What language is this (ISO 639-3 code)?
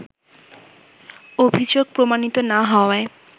ben